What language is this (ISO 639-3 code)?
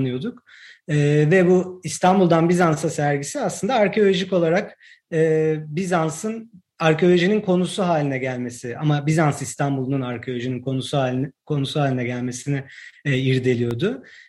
tur